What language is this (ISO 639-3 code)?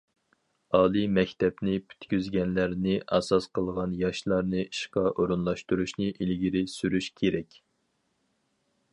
uig